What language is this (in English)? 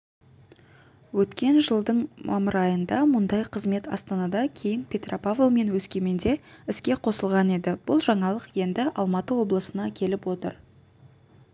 Kazakh